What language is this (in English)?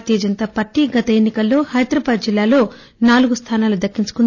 Telugu